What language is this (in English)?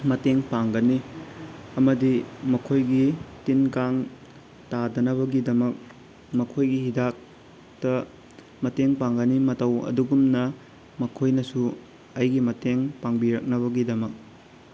Manipuri